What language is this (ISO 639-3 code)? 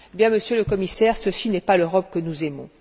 fra